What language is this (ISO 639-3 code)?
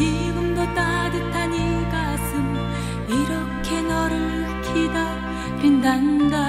kor